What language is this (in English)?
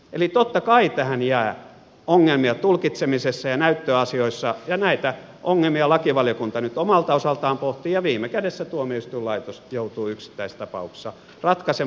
Finnish